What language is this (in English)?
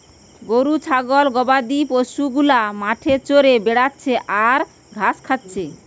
Bangla